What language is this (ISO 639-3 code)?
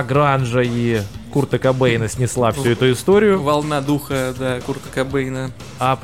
rus